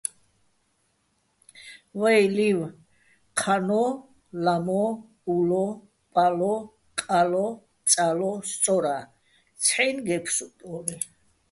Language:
Bats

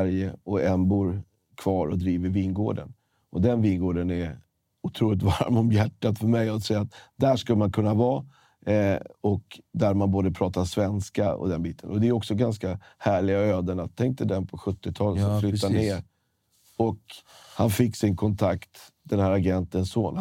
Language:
Swedish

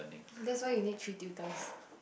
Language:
English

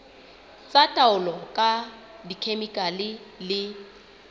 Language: Southern Sotho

